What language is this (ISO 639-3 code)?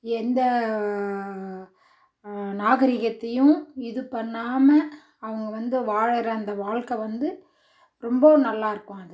tam